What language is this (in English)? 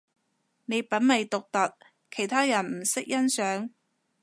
Cantonese